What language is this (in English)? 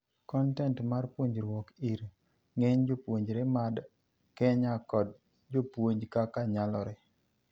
Luo (Kenya and Tanzania)